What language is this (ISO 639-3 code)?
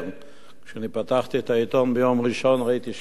heb